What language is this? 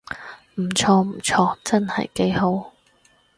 Cantonese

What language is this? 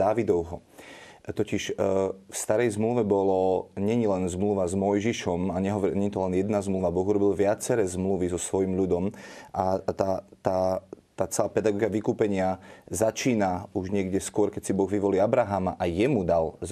Slovak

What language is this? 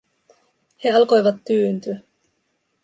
Finnish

